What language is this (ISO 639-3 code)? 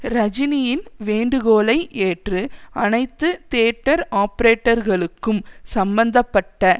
tam